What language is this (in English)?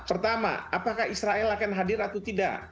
Indonesian